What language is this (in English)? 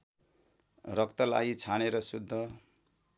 Nepali